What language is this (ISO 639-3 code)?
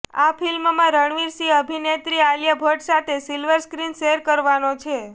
guj